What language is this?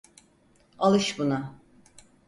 Turkish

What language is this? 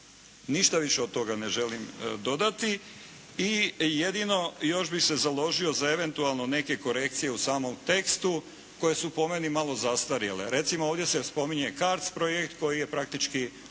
Croatian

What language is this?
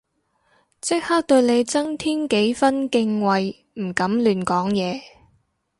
Cantonese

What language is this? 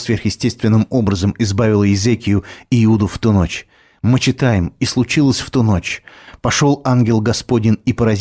Russian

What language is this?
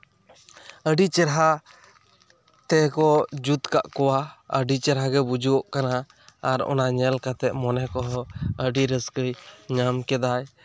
Santali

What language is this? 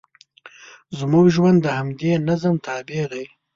Pashto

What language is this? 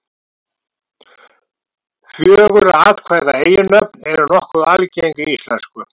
Icelandic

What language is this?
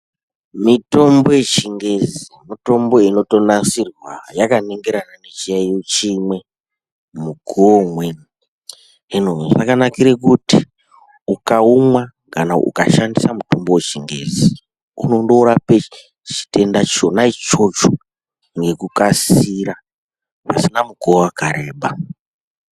Ndau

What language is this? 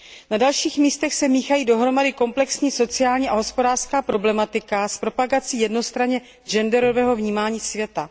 Czech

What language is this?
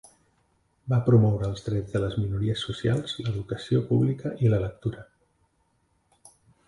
Catalan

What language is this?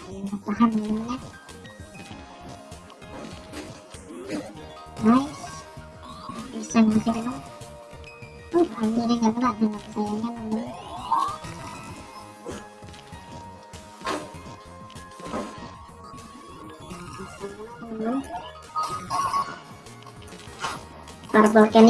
Indonesian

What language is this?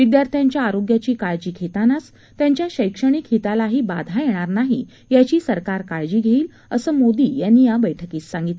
Marathi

